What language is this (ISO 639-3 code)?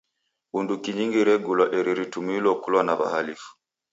dav